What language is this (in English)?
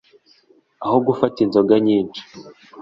Kinyarwanda